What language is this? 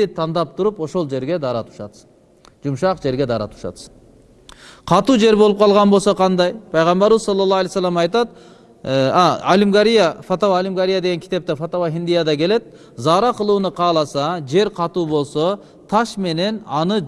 Turkish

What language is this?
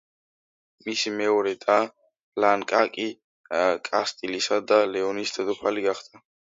Georgian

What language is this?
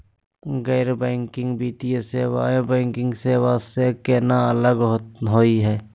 Magahi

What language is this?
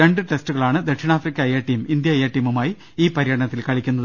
Malayalam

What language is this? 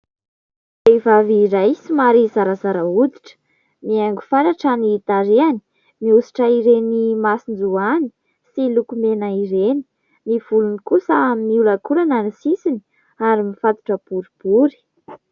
Malagasy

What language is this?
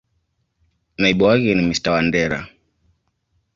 Swahili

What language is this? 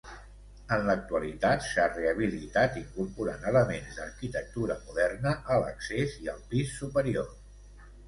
Catalan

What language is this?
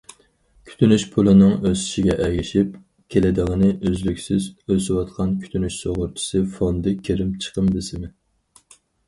Uyghur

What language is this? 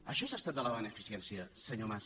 Catalan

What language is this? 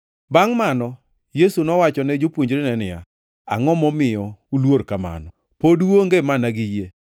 Luo (Kenya and Tanzania)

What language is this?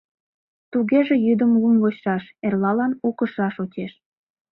Mari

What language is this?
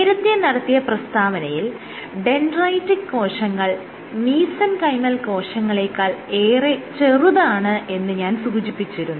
Malayalam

